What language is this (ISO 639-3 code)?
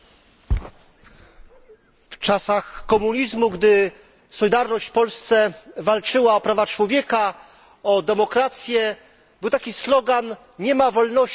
pol